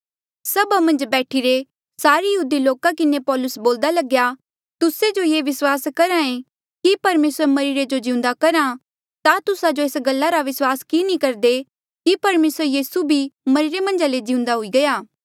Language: Mandeali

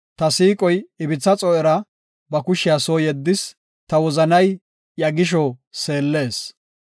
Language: Gofa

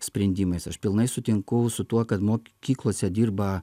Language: Lithuanian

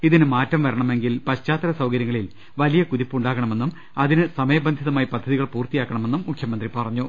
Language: Malayalam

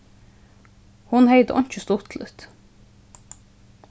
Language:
Faroese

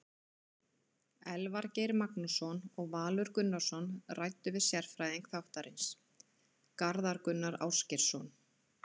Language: Icelandic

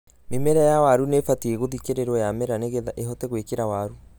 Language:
Kikuyu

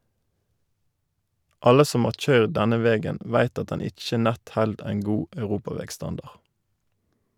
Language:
Norwegian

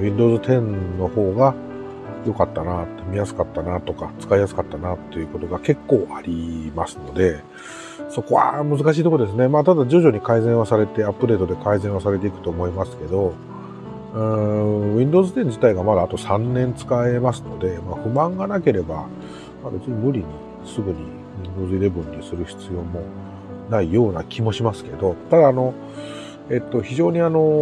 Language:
Japanese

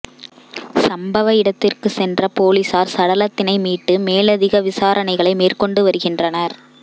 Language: Tamil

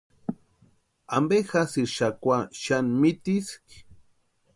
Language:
Western Highland Purepecha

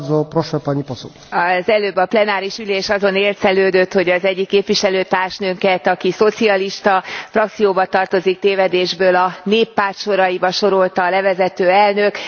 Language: Hungarian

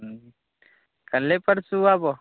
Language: Maithili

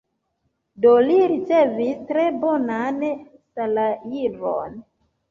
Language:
Esperanto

